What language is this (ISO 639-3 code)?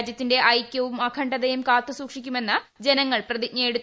mal